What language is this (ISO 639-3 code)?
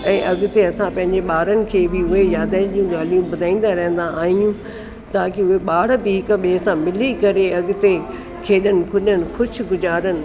snd